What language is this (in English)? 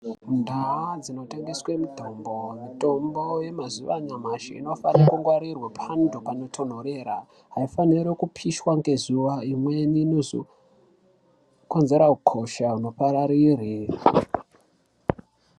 Ndau